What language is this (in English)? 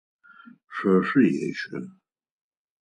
Adyghe